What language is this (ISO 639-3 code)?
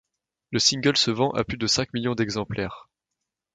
fra